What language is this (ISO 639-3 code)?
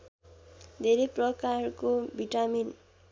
nep